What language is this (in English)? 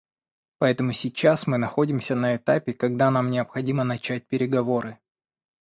Russian